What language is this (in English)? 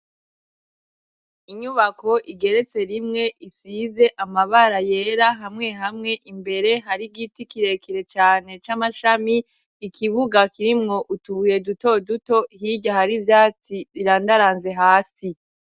Rundi